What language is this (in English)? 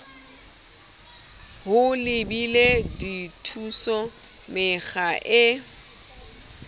Southern Sotho